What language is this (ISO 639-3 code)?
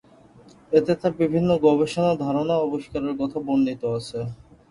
ben